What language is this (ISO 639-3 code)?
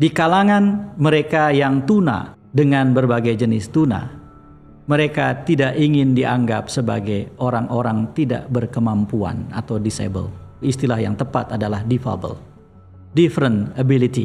ind